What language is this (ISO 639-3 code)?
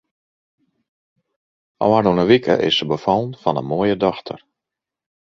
fry